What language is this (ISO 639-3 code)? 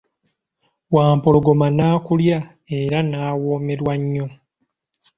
lug